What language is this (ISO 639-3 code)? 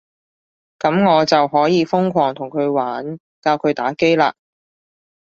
yue